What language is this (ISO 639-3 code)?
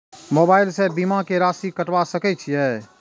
mai